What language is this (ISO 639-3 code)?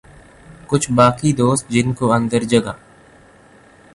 urd